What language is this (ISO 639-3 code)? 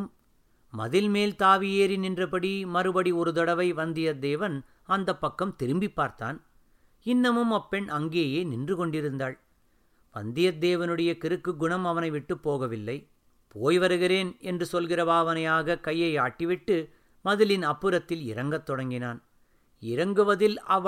tam